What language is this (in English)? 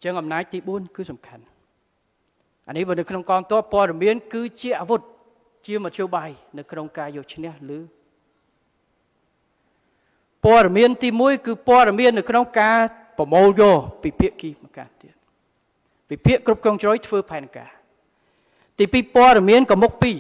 Vietnamese